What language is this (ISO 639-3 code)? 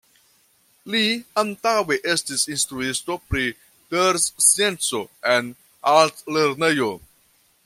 epo